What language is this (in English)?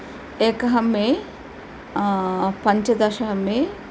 Sanskrit